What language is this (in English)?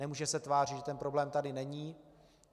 Czech